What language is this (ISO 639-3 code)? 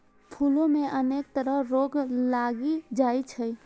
mai